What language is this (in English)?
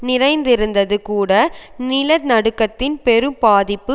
Tamil